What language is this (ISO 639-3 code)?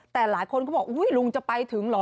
tha